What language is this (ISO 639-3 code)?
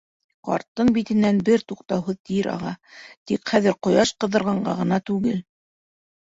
bak